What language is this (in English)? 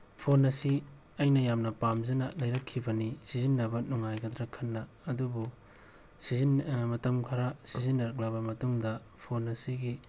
Manipuri